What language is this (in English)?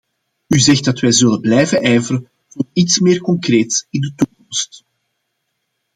Dutch